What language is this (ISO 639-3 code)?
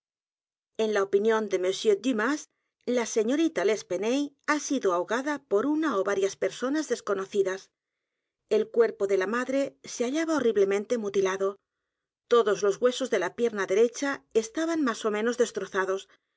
spa